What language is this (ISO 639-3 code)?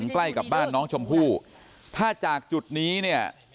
tha